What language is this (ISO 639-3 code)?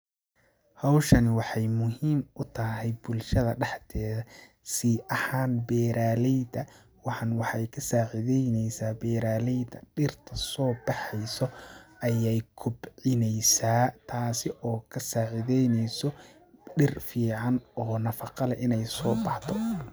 som